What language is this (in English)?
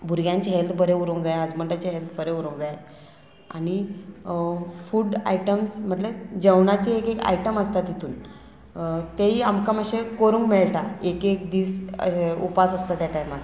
Konkani